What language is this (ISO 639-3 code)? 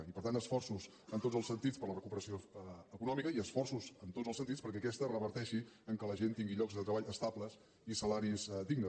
cat